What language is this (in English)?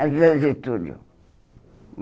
Portuguese